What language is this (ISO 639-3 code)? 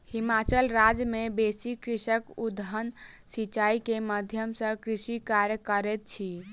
mai